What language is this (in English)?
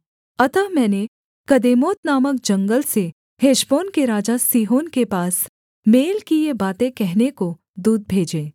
Hindi